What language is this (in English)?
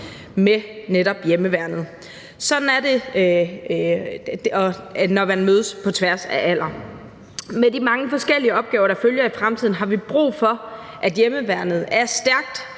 Danish